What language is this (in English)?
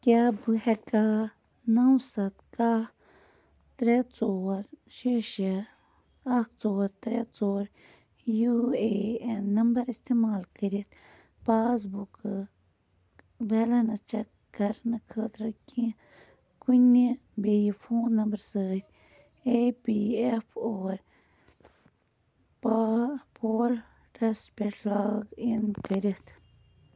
Kashmiri